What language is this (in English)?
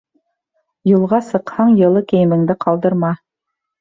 Bashkir